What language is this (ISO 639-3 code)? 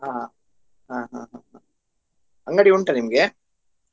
kan